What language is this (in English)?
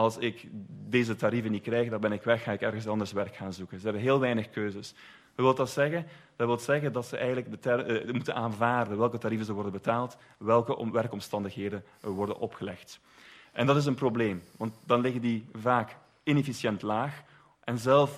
Dutch